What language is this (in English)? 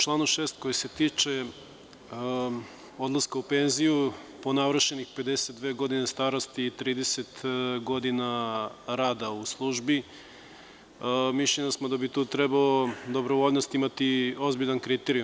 Serbian